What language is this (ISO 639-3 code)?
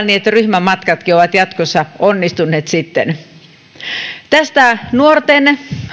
fin